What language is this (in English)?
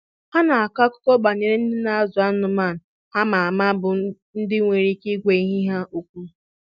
Igbo